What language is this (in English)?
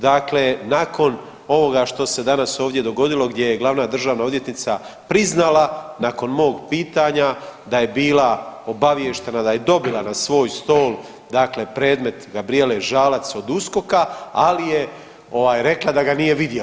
Croatian